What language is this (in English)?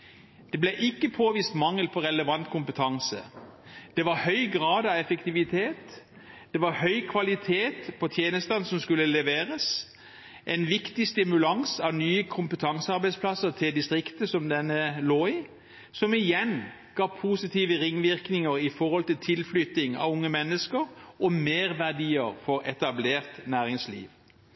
Norwegian Bokmål